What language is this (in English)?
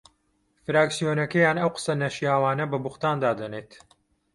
Central Kurdish